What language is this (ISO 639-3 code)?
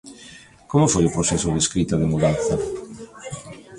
glg